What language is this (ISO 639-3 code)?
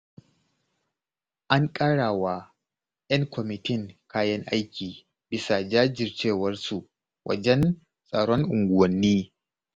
hau